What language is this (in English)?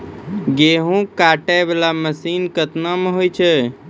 Maithili